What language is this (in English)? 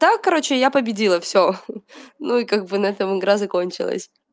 Russian